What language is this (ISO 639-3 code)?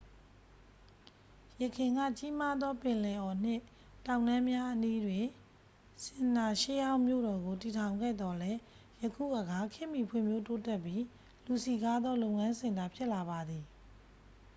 mya